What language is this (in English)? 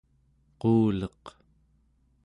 Central Yupik